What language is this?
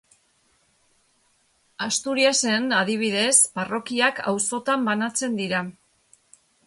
Basque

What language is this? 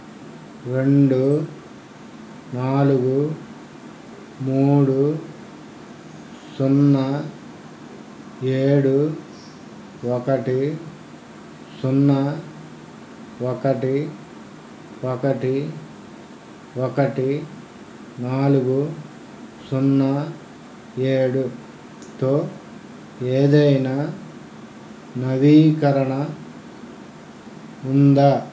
Telugu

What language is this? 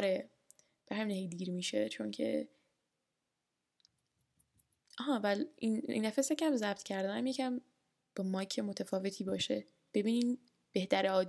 Persian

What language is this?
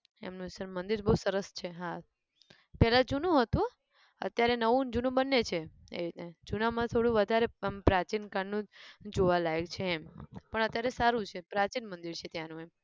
Gujarati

